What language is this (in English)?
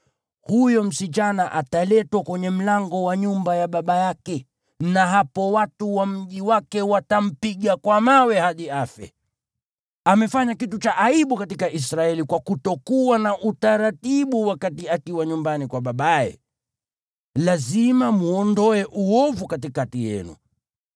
Swahili